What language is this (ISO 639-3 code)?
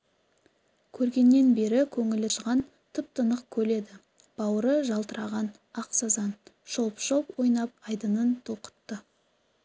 kaz